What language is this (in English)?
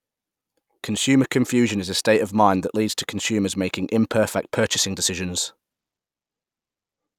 English